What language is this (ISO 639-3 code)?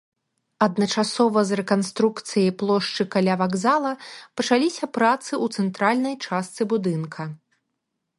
bel